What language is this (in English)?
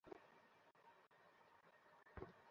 Bangla